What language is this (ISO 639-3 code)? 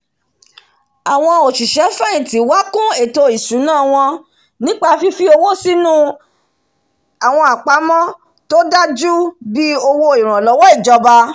yor